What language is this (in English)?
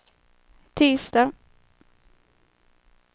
Swedish